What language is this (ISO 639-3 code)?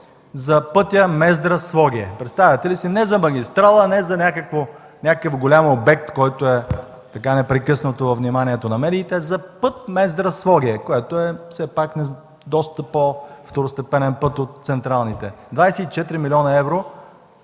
bul